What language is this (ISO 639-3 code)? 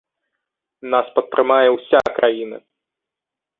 bel